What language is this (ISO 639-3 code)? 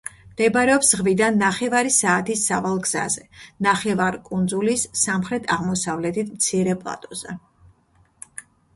kat